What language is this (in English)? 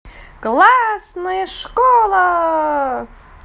Russian